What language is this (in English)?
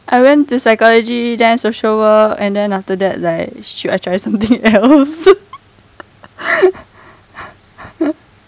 English